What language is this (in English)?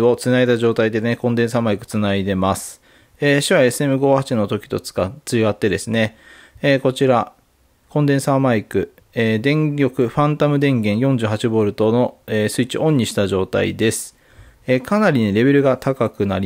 Japanese